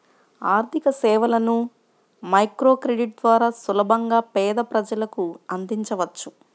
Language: Telugu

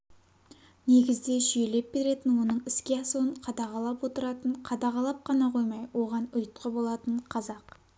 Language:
Kazakh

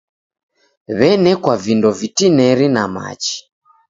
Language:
Taita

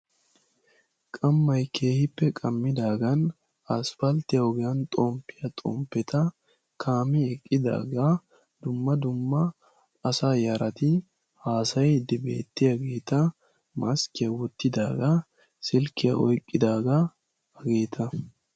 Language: Wolaytta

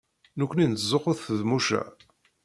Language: Kabyle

